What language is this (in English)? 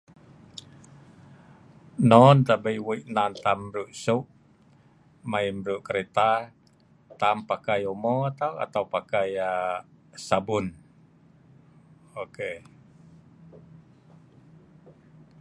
Sa'ban